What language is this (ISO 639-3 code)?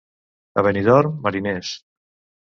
cat